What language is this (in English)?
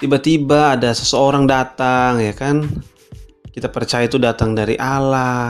Indonesian